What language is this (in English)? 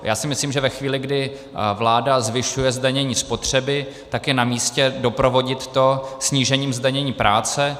Czech